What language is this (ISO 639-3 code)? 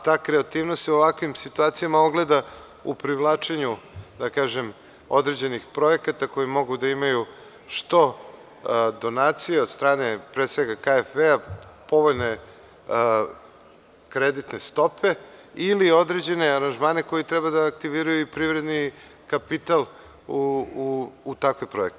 srp